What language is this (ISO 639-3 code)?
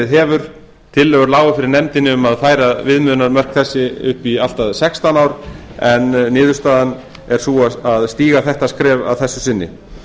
isl